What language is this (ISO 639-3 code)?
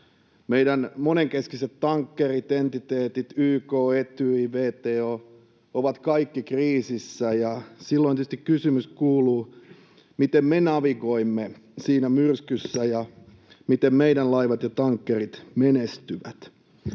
fin